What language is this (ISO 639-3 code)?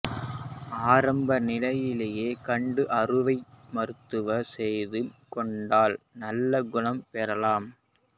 tam